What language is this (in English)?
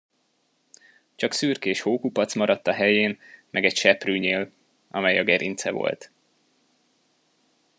Hungarian